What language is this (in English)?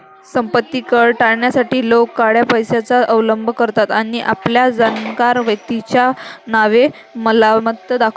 Marathi